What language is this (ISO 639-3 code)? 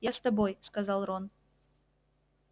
rus